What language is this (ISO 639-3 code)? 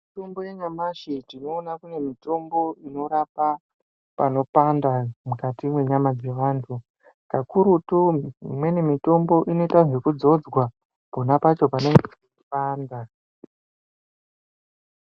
ndc